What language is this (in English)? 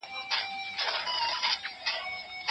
Pashto